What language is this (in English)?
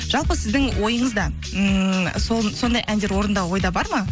Kazakh